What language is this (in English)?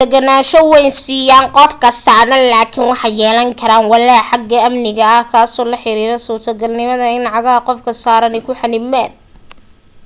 Somali